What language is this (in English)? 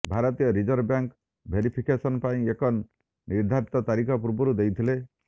Odia